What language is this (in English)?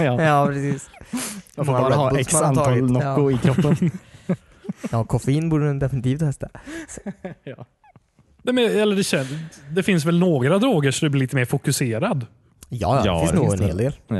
Swedish